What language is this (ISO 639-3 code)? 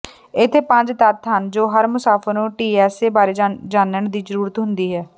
pan